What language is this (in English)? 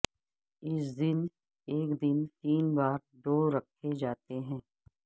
Urdu